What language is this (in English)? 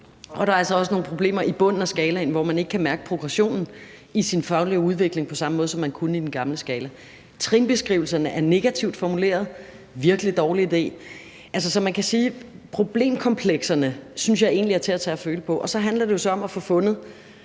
Danish